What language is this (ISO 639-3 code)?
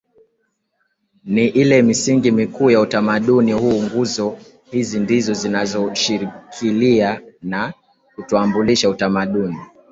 swa